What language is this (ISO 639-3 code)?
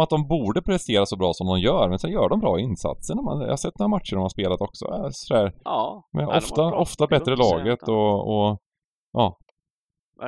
swe